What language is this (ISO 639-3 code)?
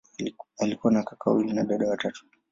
swa